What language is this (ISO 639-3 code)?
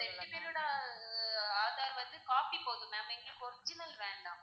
tam